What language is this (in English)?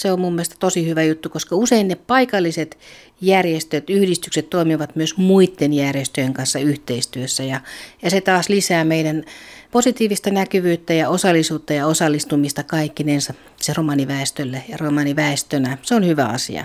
Finnish